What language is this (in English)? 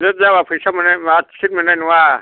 Bodo